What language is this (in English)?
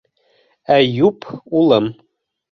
Bashkir